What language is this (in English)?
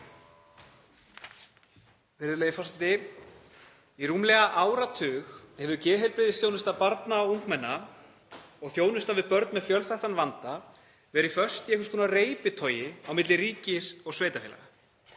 Icelandic